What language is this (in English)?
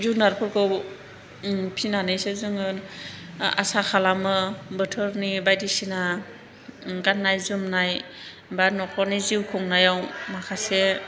Bodo